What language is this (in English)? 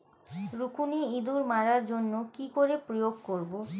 Bangla